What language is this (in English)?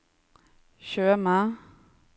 Norwegian